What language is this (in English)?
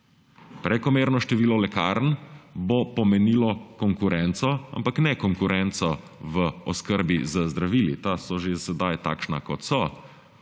Slovenian